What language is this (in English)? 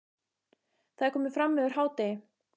Icelandic